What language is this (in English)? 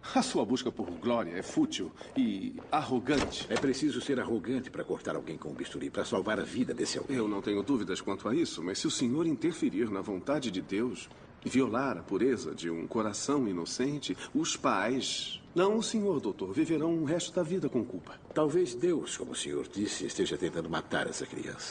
Portuguese